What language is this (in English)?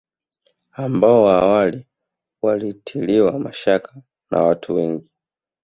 Swahili